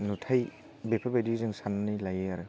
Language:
Bodo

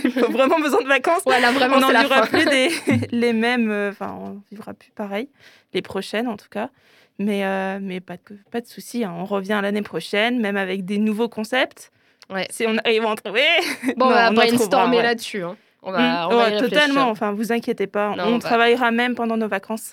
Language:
French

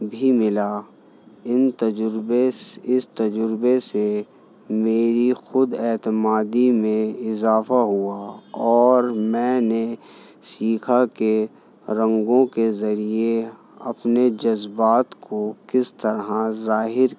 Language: Urdu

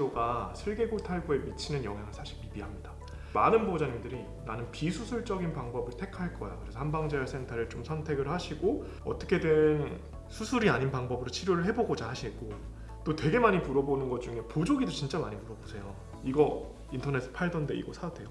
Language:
Korean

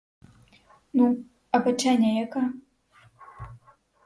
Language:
Ukrainian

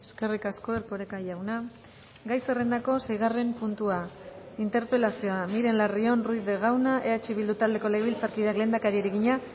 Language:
Basque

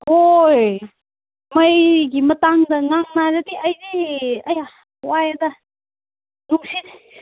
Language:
Manipuri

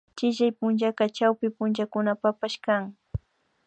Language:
Imbabura Highland Quichua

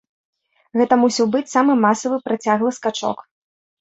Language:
Belarusian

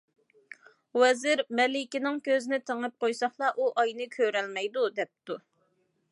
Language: Uyghur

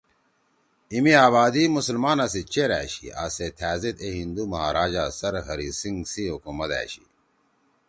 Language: Torwali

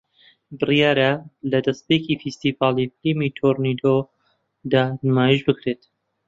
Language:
Central Kurdish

